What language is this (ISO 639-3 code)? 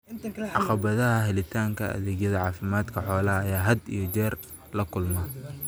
som